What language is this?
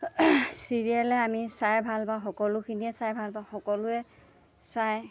Assamese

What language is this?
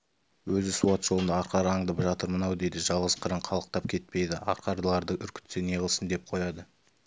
Kazakh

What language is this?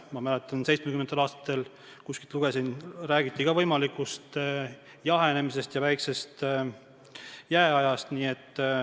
Estonian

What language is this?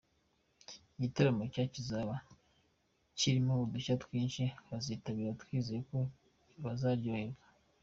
Kinyarwanda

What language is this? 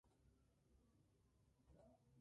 Spanish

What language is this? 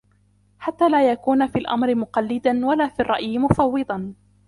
Arabic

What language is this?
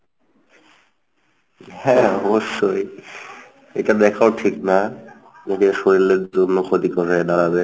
Bangla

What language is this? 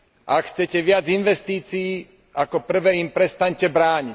Slovak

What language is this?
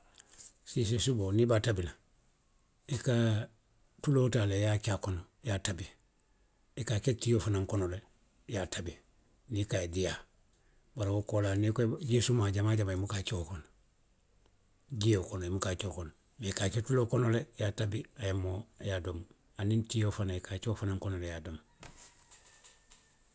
Western Maninkakan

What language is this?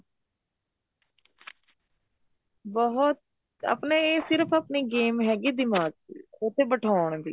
Punjabi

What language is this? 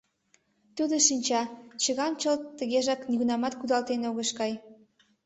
Mari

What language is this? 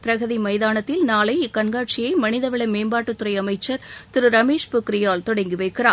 Tamil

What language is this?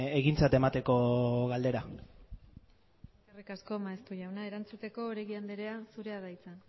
Basque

